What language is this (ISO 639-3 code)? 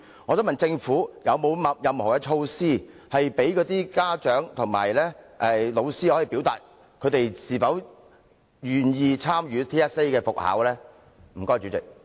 yue